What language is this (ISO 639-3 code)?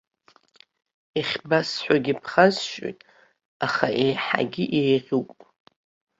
abk